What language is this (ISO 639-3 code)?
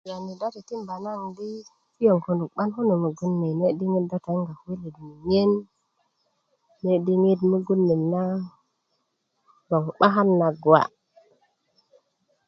ukv